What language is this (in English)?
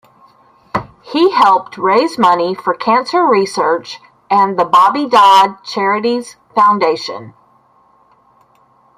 English